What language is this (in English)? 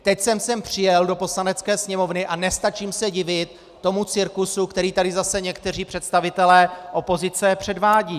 Czech